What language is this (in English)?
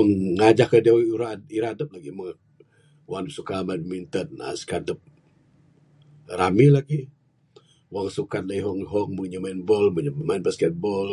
Bukar-Sadung Bidayuh